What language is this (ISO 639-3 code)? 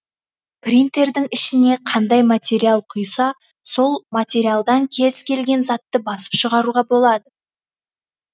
kaz